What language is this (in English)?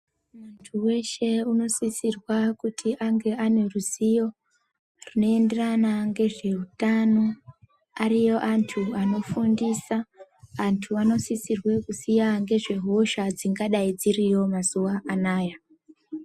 Ndau